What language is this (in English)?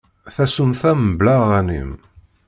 Kabyle